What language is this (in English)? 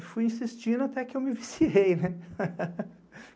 Portuguese